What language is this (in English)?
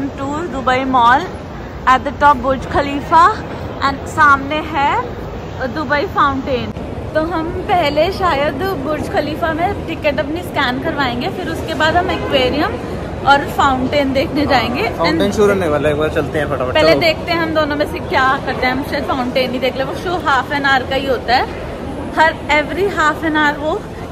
Hindi